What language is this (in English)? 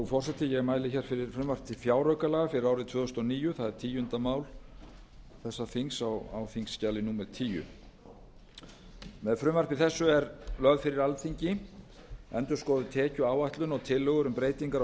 Icelandic